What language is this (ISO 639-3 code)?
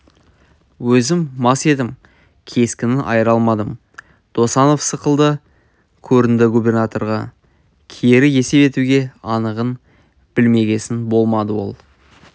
kaz